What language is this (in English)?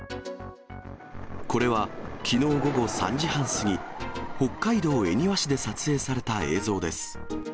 Japanese